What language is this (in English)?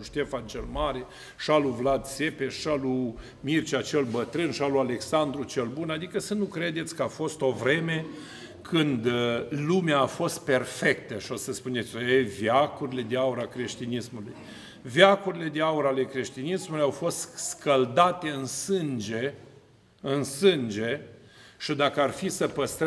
Romanian